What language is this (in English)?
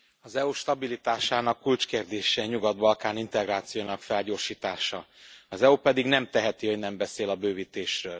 Hungarian